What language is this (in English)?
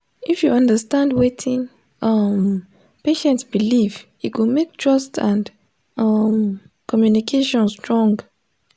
Nigerian Pidgin